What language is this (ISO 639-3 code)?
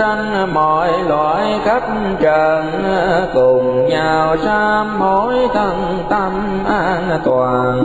vie